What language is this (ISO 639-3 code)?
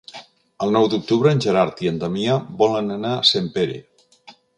cat